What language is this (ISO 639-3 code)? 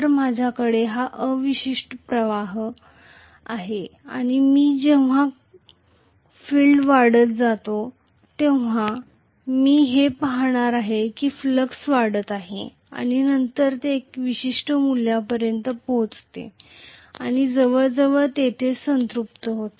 mar